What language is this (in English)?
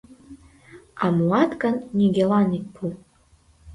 Mari